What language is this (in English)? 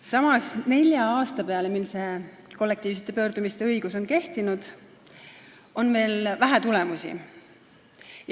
Estonian